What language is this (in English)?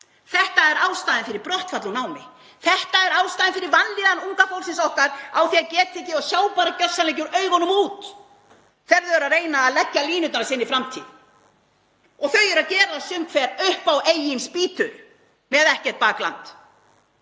Icelandic